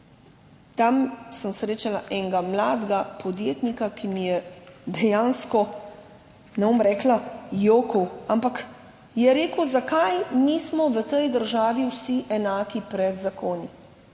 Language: Slovenian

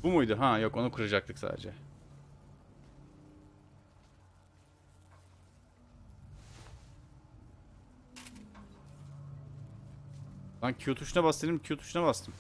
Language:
Turkish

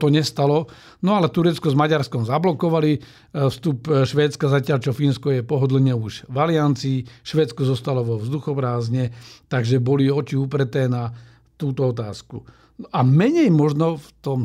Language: Slovak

